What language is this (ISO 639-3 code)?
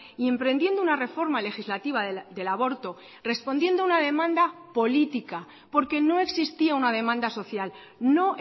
spa